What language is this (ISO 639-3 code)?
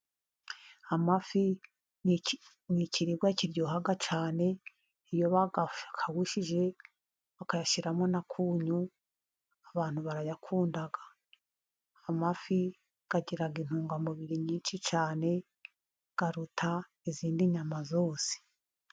kin